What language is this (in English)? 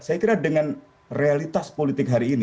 Indonesian